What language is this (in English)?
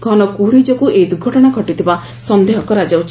Odia